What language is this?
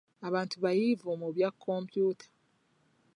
Ganda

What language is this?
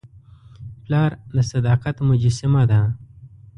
Pashto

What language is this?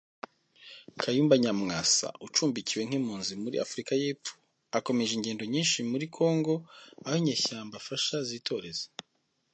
Kinyarwanda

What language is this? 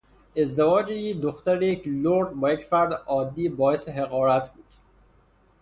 Persian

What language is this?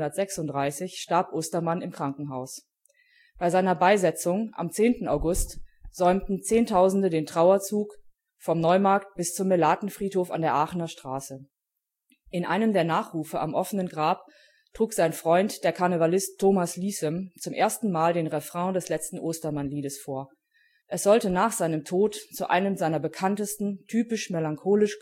German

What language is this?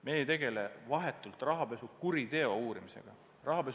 Estonian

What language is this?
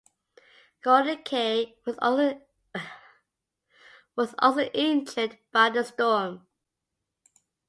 English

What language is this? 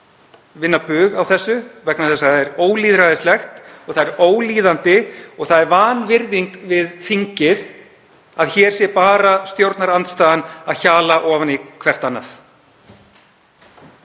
Icelandic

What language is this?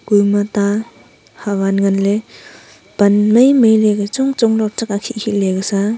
Wancho Naga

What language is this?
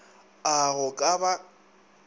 Northern Sotho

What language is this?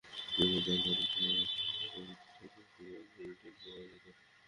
Bangla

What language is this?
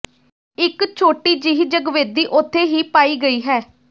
Punjabi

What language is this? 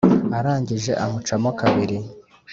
Kinyarwanda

